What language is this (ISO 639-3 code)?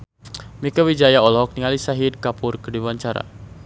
sun